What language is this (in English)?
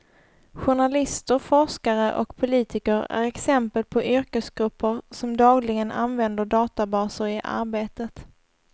Swedish